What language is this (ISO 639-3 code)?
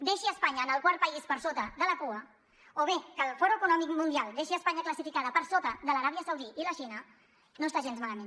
cat